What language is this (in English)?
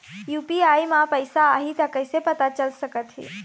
Chhattisgarhi